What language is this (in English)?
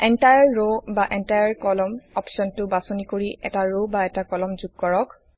Assamese